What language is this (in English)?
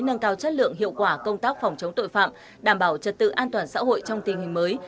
Vietnamese